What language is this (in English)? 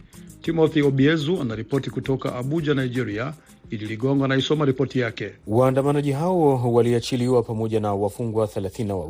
Swahili